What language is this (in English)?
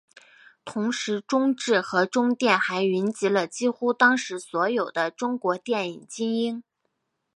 Chinese